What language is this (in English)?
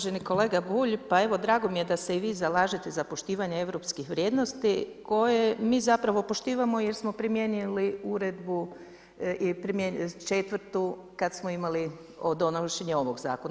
Croatian